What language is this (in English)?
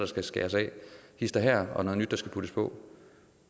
Danish